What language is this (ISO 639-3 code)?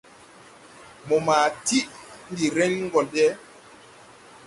tui